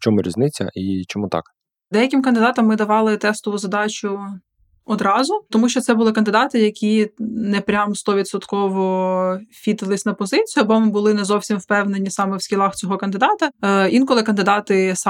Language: Ukrainian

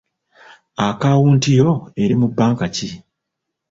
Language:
Ganda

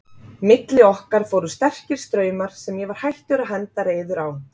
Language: Icelandic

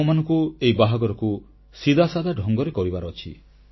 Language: Odia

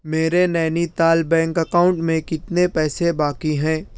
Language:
Urdu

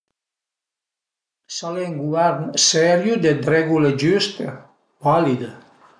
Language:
Piedmontese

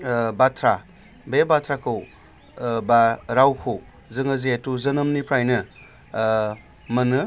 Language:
Bodo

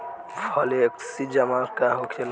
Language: Bhojpuri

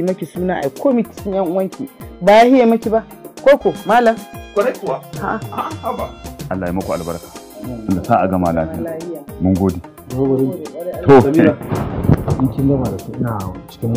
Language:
Arabic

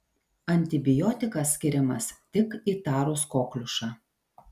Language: Lithuanian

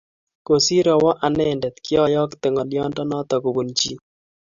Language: Kalenjin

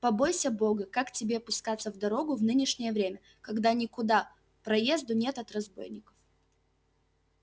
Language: Russian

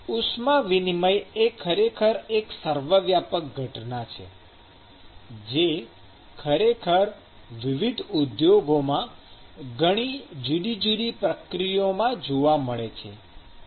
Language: Gujarati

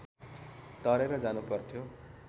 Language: Nepali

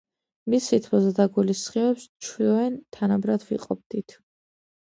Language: Georgian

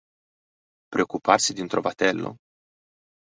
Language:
Italian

